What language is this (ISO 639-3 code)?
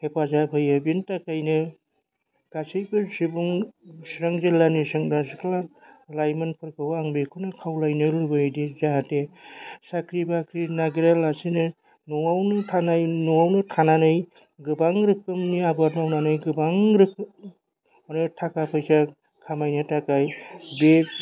brx